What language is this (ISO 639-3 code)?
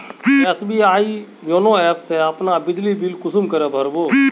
mag